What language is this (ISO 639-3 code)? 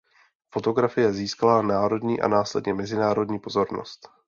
ces